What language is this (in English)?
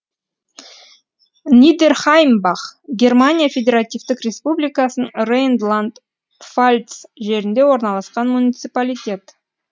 Kazakh